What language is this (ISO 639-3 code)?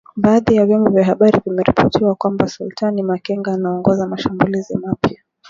swa